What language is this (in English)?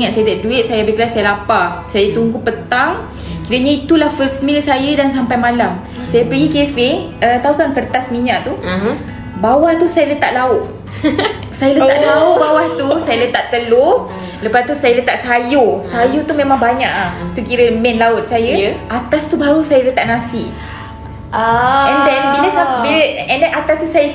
Malay